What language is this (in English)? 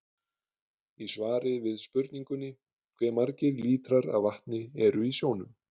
Icelandic